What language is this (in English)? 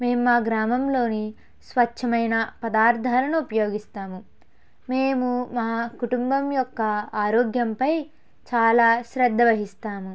Telugu